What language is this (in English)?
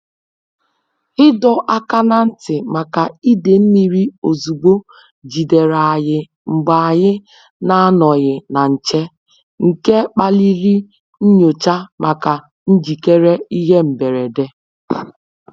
Igbo